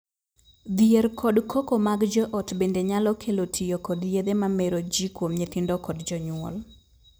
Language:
Luo (Kenya and Tanzania)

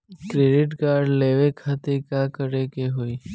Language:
Bhojpuri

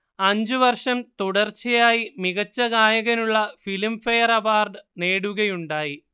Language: Malayalam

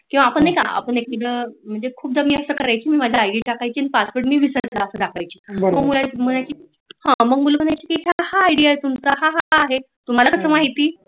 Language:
Marathi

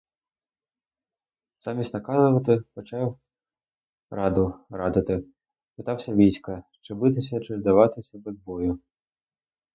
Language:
Ukrainian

